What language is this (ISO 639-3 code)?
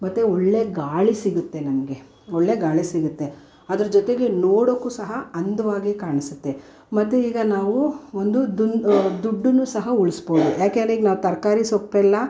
kan